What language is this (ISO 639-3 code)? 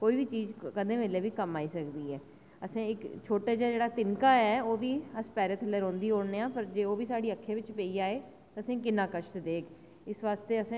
doi